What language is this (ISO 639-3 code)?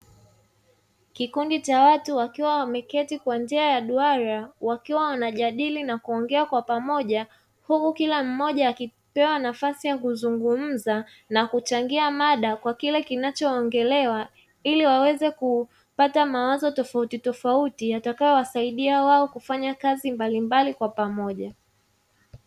swa